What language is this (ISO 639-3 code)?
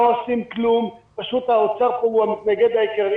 heb